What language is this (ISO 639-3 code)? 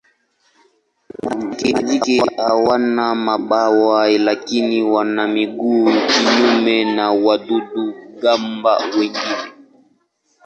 swa